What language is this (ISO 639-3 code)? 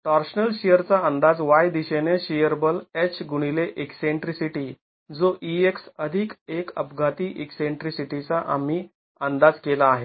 mar